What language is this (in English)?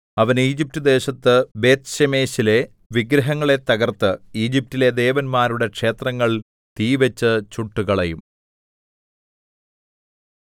Malayalam